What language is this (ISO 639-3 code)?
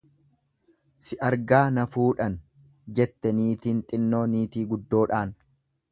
orm